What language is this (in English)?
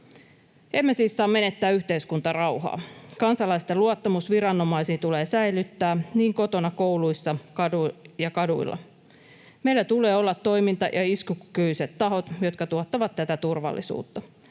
Finnish